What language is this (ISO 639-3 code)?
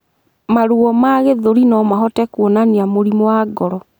kik